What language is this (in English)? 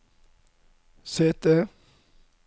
Norwegian